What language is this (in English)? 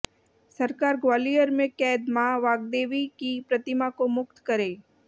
Hindi